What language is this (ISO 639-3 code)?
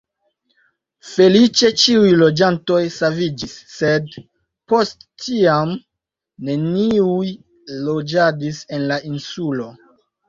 epo